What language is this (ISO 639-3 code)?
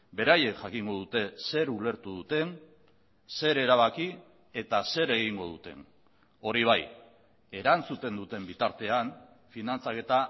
eus